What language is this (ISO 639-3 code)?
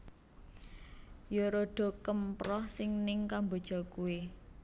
jav